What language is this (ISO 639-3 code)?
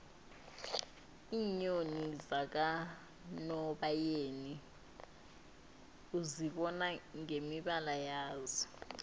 nbl